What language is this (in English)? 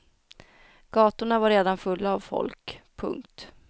Swedish